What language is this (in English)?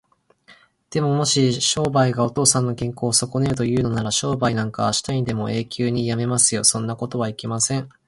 Japanese